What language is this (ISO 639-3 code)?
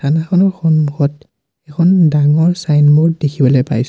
asm